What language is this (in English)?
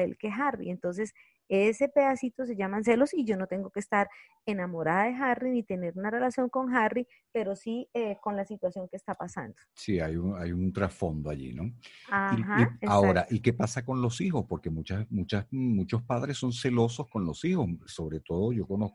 Spanish